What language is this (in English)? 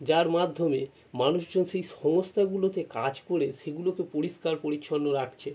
Bangla